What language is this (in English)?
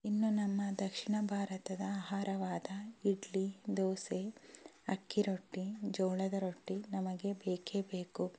Kannada